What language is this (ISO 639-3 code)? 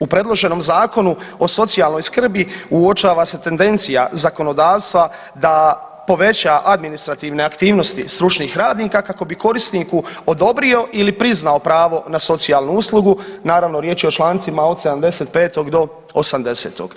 hrv